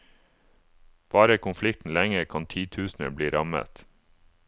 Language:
Norwegian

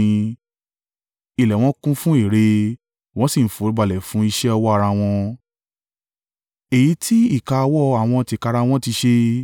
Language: Yoruba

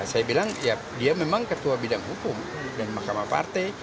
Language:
Indonesian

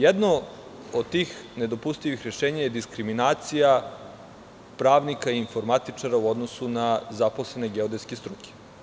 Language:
Serbian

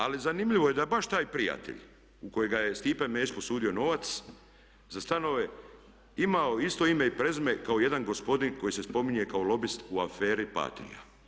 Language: Croatian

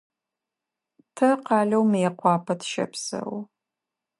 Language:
Adyghe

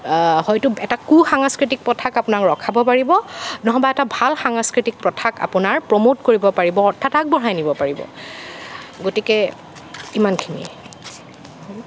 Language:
Assamese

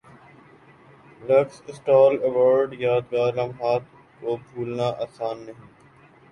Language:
Urdu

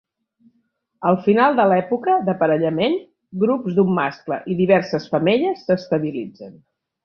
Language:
Catalan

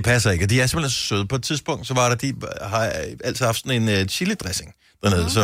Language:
Danish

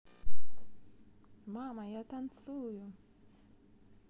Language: Russian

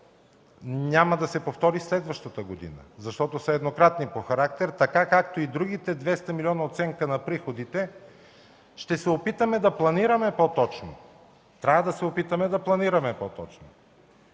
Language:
Bulgarian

